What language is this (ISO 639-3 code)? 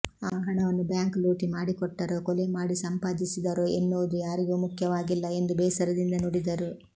kan